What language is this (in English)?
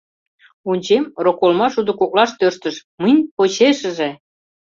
Mari